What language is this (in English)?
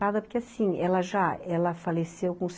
Portuguese